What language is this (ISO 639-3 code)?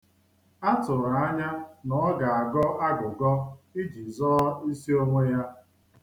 ibo